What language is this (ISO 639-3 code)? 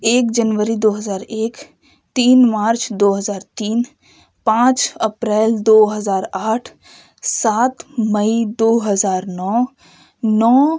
urd